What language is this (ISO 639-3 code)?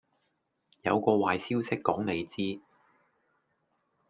yue